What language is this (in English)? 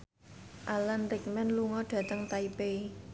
Javanese